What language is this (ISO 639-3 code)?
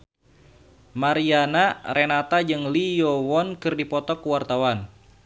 sun